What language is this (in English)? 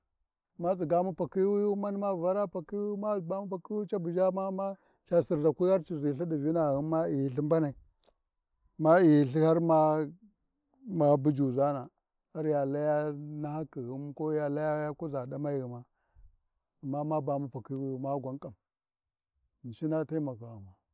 Warji